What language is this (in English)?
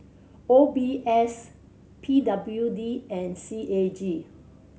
English